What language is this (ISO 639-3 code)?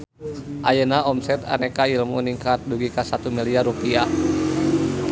sun